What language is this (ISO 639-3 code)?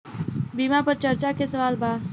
bho